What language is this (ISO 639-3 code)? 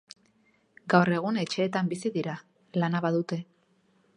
eus